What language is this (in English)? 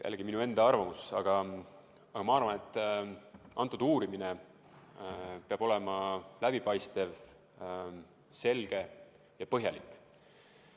Estonian